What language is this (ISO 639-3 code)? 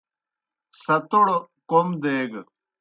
plk